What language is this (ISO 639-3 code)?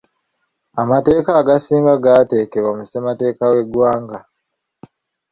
lug